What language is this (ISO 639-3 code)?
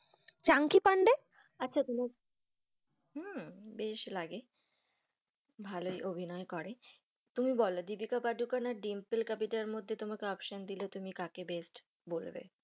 ben